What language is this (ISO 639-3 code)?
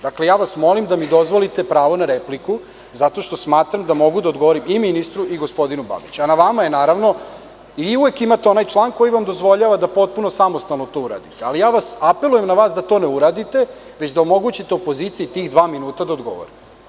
srp